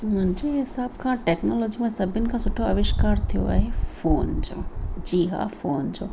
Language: Sindhi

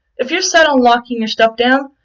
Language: English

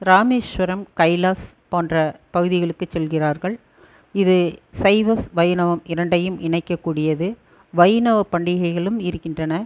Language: Tamil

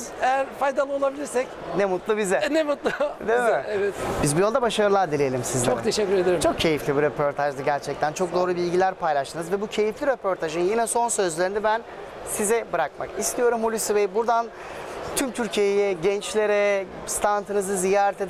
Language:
Turkish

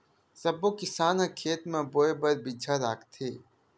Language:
Chhattisgarhi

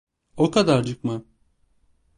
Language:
Turkish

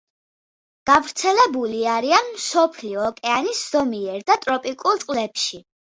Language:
Georgian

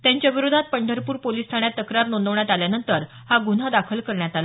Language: Marathi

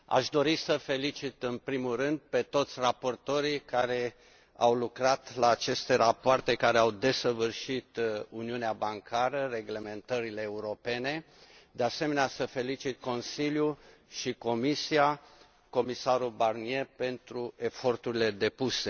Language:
Romanian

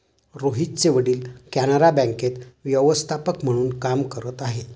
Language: Marathi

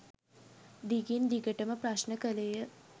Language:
Sinhala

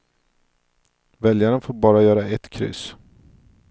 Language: Swedish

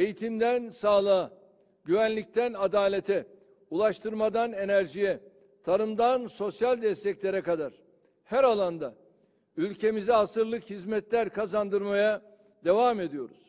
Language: Turkish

